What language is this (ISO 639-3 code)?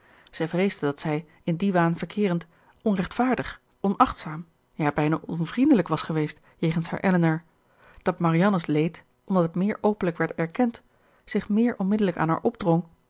nld